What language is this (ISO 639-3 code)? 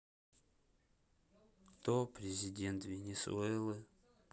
rus